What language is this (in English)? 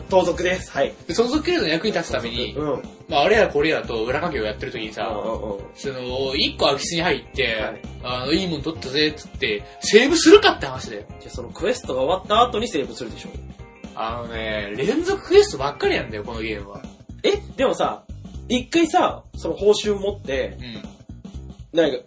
Japanese